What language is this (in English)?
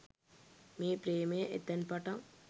Sinhala